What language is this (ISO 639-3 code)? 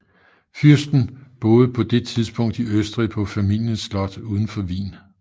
dan